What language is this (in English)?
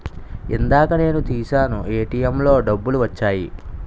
Telugu